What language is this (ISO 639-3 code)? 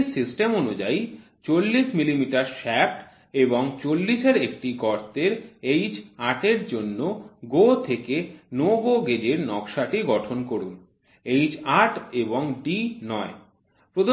ben